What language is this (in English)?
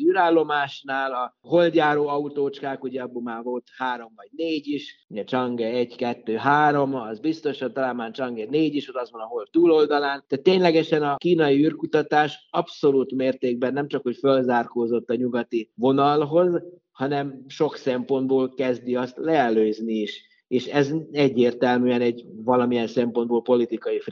Hungarian